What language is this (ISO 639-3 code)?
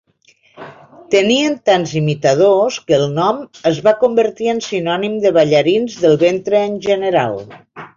cat